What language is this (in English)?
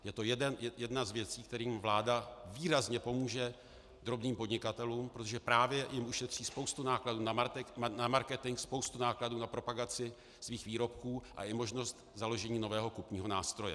Czech